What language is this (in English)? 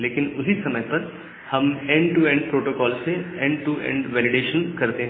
Hindi